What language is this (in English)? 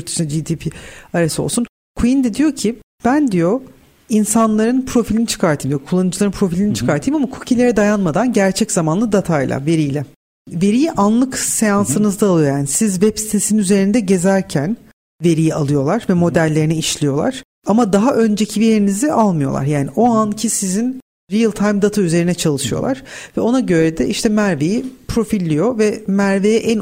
Turkish